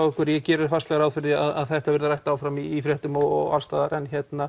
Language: Icelandic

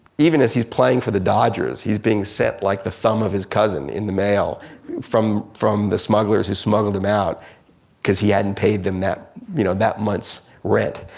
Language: English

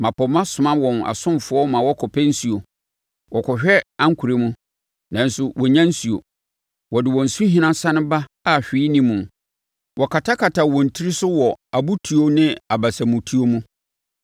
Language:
Akan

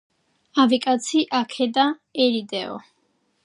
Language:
Georgian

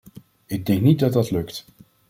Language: Dutch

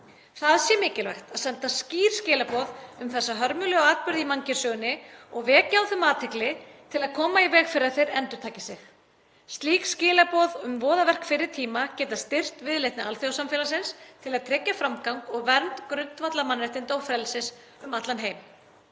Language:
Icelandic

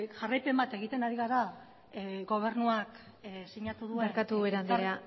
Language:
Basque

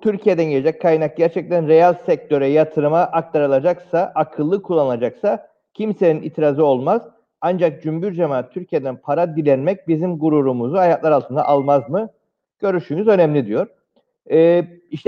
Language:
Turkish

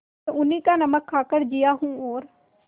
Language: Hindi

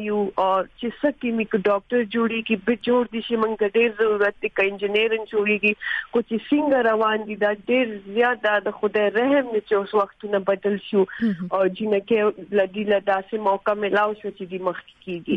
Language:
Urdu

